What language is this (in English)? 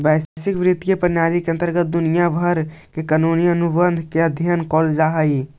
Magahi